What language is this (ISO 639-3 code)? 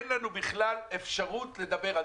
heb